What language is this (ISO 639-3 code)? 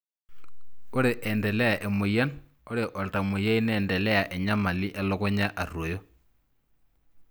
mas